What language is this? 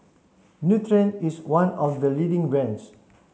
English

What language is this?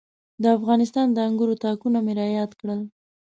Pashto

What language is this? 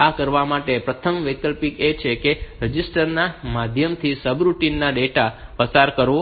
Gujarati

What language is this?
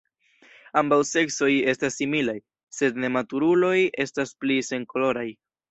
Esperanto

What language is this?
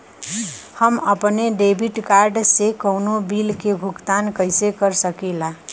Bhojpuri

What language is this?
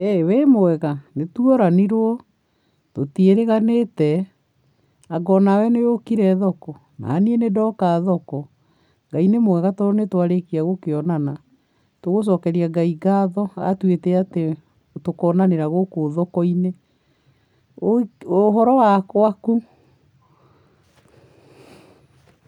Kikuyu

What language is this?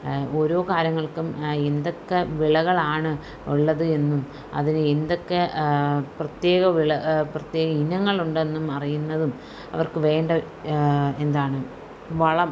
Malayalam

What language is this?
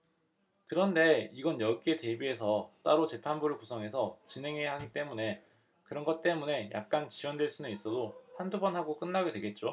Korean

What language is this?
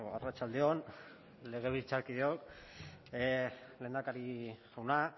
Basque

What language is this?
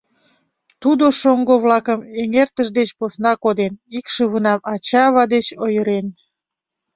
Mari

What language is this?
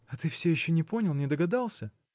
Russian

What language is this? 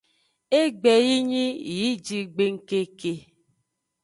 Aja (Benin)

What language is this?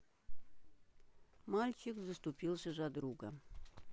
Russian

